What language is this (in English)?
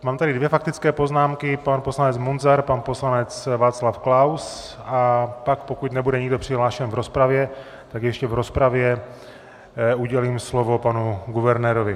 Czech